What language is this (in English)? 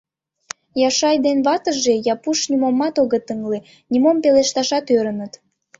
Mari